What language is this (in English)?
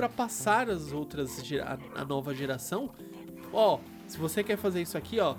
Portuguese